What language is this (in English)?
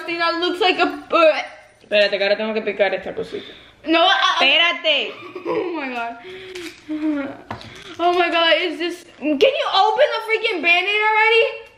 English